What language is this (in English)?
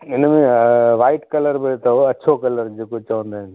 Sindhi